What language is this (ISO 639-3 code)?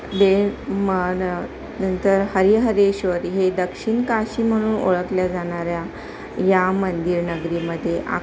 mar